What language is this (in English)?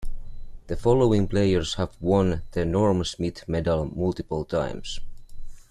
English